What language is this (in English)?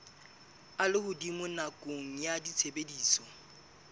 Southern Sotho